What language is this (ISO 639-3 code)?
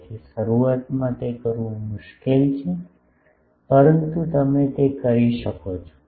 guj